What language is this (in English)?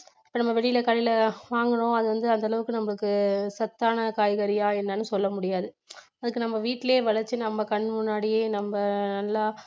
Tamil